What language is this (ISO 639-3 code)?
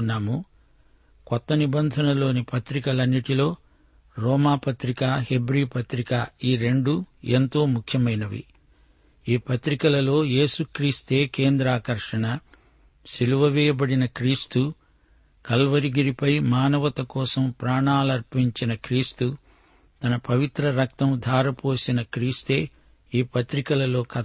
tel